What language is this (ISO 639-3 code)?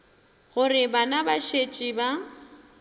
nso